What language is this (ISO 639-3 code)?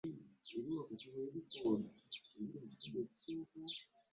lug